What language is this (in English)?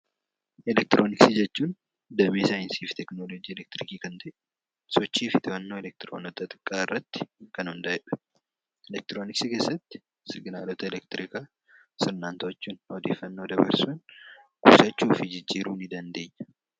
Oromo